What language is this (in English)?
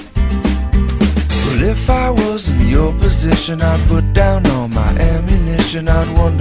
Chinese